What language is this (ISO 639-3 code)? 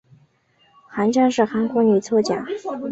zho